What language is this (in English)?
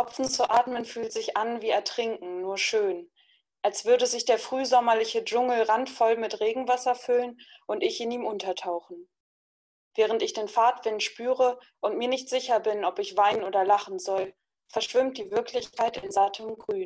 German